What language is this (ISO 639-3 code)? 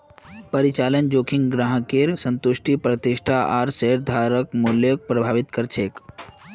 mag